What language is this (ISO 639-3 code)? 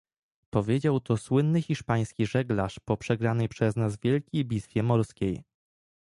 pol